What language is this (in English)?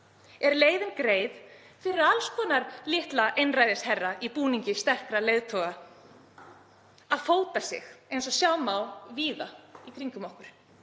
Icelandic